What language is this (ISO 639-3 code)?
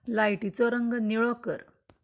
kok